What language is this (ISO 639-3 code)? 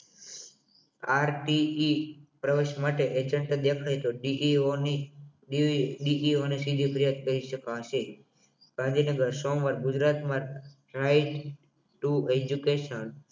guj